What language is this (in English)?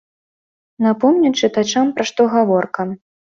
Belarusian